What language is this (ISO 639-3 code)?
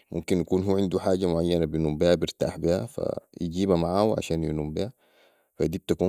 apd